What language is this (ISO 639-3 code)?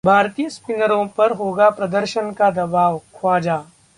hin